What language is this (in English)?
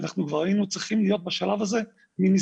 Hebrew